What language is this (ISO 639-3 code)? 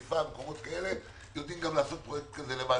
heb